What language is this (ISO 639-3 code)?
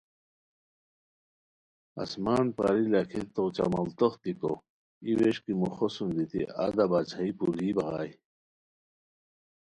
khw